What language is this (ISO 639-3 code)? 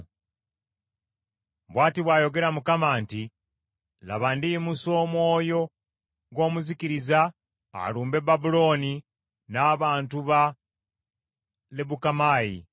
lug